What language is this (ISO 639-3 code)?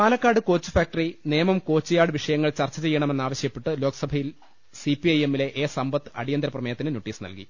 mal